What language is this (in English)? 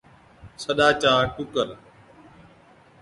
Od